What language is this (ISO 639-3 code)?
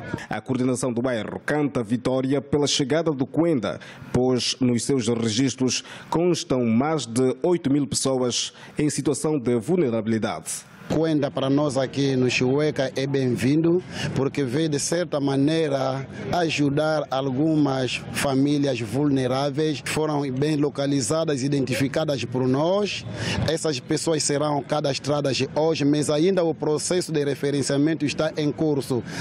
por